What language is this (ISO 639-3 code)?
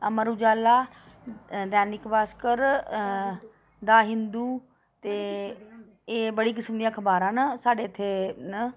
doi